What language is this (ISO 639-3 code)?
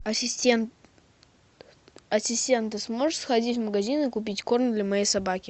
rus